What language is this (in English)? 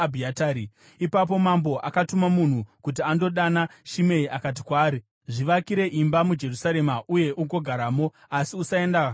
Shona